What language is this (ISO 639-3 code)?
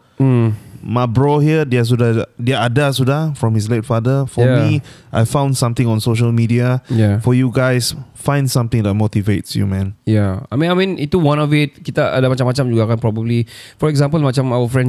msa